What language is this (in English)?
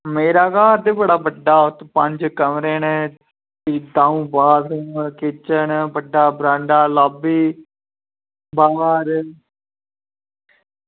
Dogri